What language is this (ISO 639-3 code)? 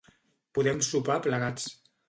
cat